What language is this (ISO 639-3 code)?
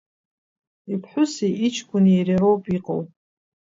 abk